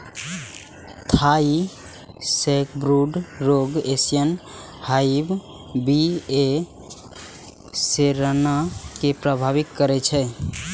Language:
Maithili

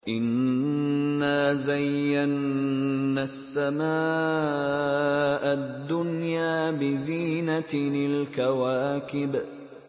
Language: Arabic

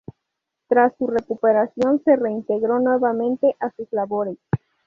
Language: Spanish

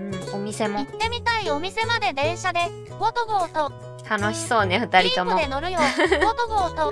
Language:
Japanese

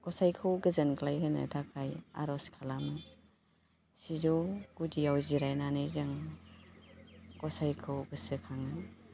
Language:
Bodo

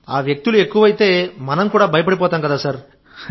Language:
Telugu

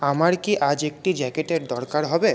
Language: Bangla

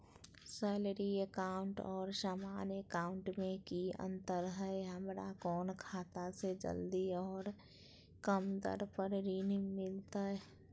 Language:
Magahi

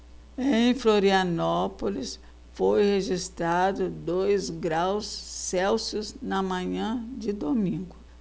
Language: Portuguese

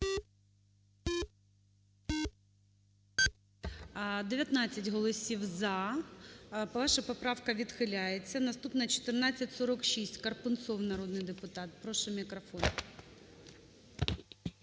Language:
Ukrainian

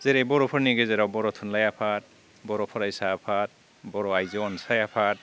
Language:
Bodo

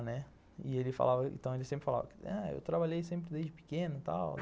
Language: Portuguese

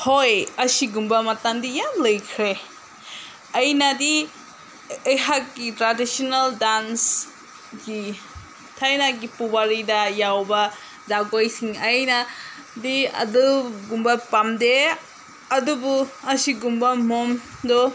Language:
Manipuri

